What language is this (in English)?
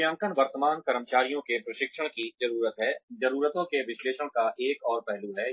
Hindi